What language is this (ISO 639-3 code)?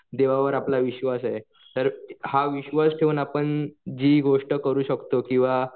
mar